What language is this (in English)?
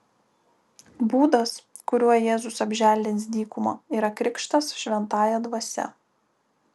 Lithuanian